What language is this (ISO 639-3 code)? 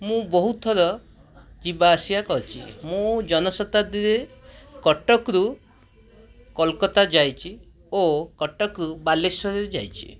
ori